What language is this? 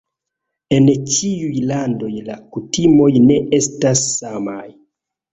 Esperanto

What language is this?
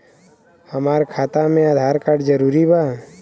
Bhojpuri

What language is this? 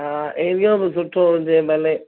Sindhi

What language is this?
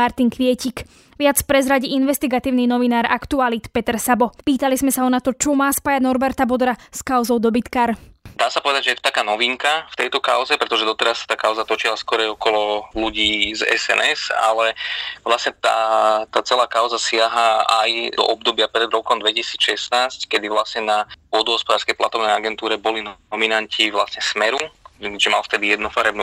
Slovak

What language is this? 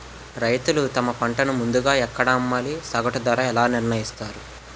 Telugu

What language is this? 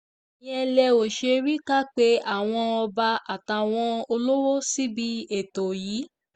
Yoruba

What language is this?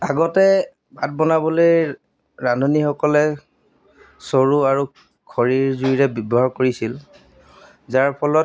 Assamese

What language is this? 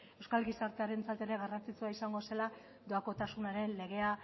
Basque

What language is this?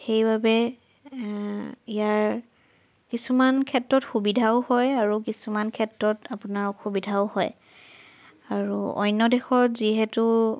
Assamese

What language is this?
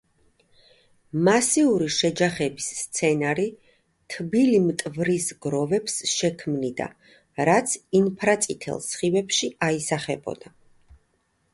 Georgian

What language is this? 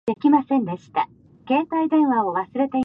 Pashto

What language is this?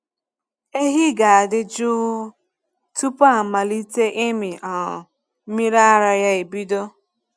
Igbo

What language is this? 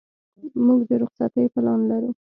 Pashto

